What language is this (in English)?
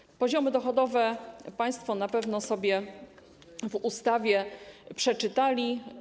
Polish